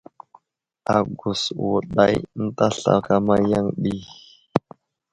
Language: Wuzlam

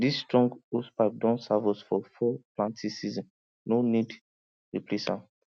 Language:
Nigerian Pidgin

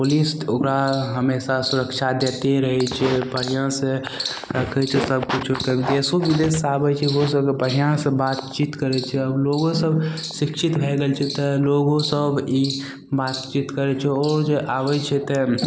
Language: Maithili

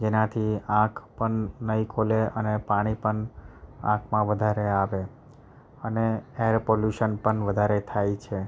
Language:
Gujarati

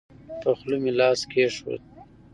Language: Pashto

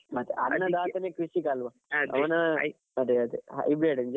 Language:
Kannada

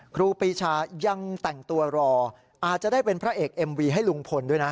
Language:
Thai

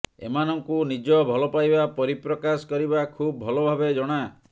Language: Odia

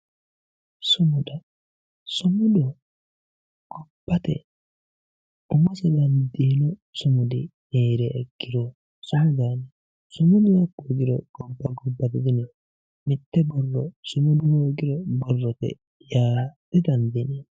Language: Sidamo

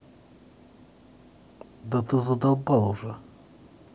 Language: Russian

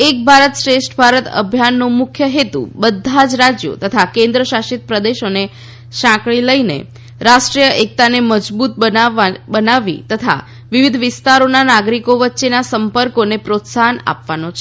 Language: Gujarati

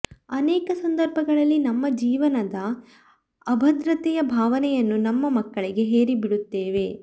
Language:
Kannada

